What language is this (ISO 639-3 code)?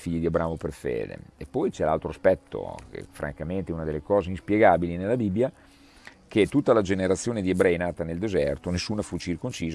ita